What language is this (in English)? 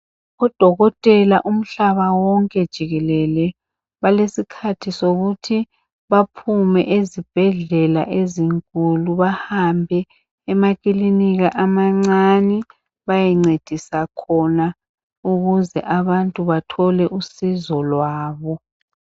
North Ndebele